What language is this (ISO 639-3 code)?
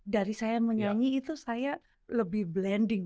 ind